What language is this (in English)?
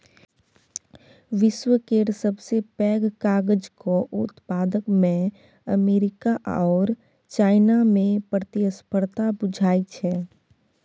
Maithili